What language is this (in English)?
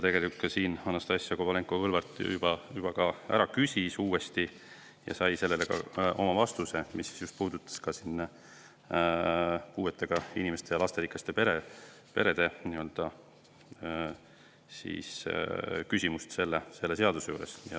Estonian